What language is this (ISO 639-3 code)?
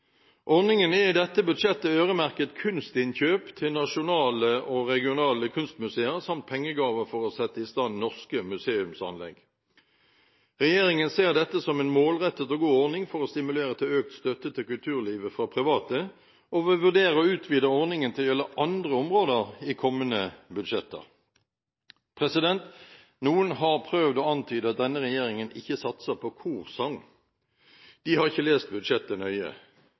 nob